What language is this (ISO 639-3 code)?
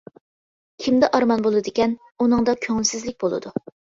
uig